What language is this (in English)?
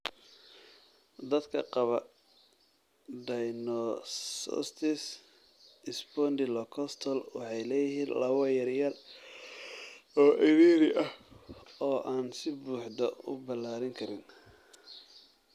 Somali